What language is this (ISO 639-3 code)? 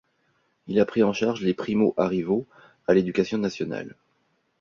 fra